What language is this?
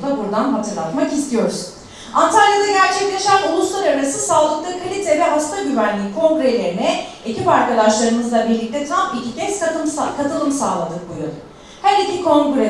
Turkish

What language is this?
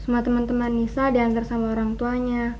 Indonesian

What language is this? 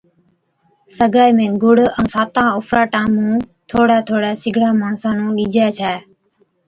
Od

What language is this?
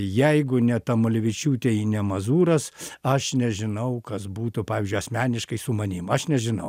Lithuanian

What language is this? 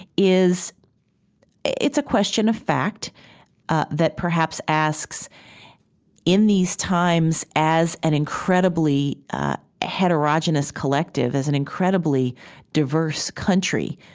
English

